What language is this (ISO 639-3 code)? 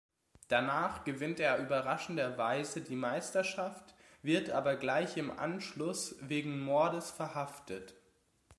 deu